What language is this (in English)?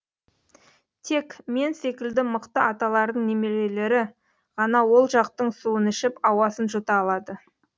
Kazakh